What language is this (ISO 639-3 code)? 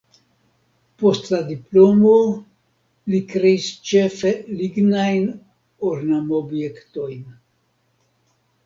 epo